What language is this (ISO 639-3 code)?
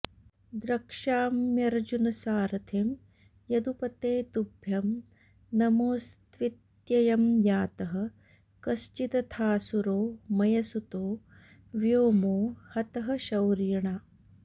san